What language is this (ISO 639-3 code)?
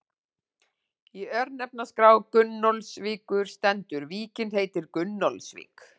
isl